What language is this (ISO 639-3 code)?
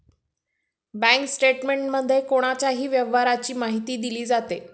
mar